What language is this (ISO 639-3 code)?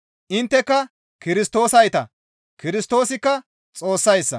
gmv